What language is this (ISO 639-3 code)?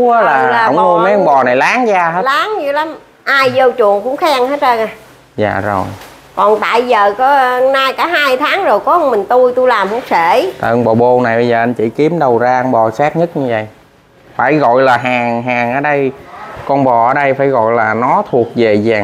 vie